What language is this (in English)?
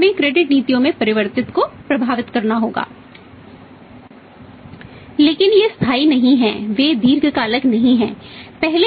Hindi